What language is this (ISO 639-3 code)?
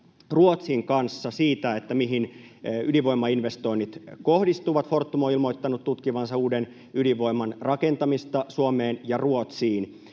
fin